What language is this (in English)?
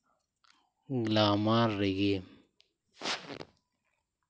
Santali